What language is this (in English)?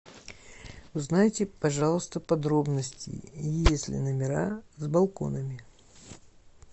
Russian